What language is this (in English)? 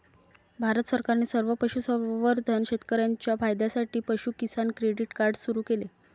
Marathi